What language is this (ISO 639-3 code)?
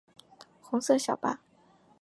zho